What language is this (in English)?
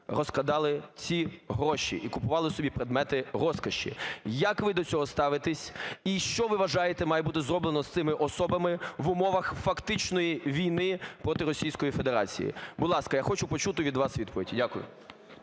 Ukrainian